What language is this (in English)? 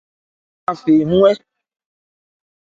Ebrié